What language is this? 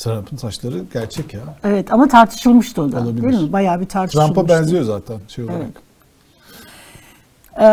Turkish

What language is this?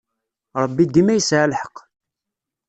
Kabyle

